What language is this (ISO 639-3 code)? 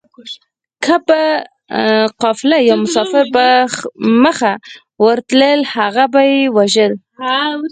pus